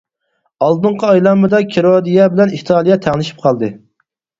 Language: Uyghur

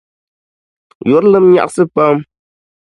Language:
Dagbani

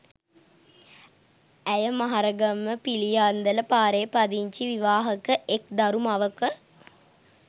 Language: Sinhala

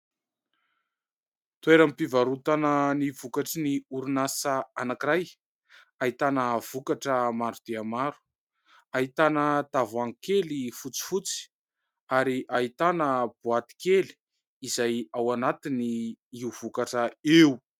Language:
Malagasy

